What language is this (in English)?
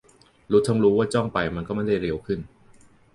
Thai